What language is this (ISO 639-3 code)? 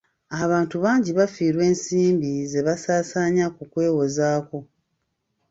lug